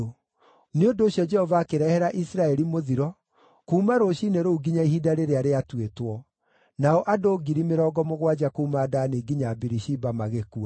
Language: Kikuyu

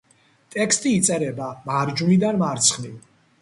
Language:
Georgian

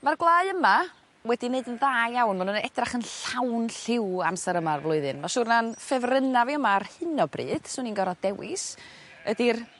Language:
Welsh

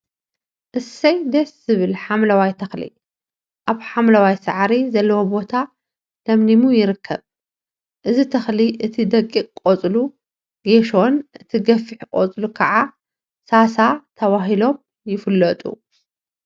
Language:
Tigrinya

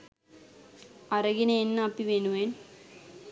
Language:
Sinhala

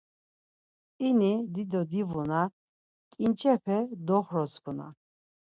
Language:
Laz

